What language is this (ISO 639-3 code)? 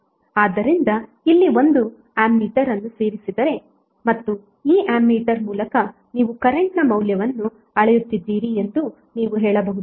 kan